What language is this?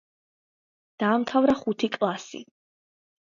Georgian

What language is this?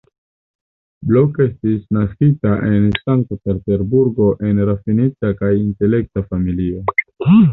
Esperanto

